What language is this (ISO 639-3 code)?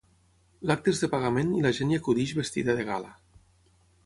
cat